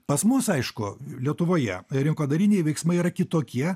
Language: Lithuanian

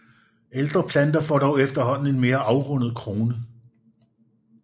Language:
Danish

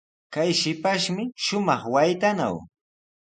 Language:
Sihuas Ancash Quechua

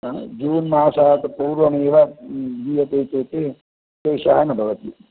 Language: Sanskrit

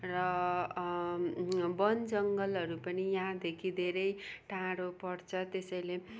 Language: Nepali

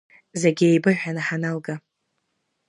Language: Abkhazian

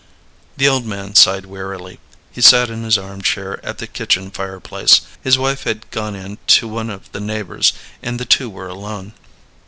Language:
English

